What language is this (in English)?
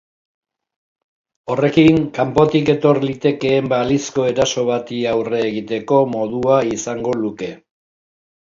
Basque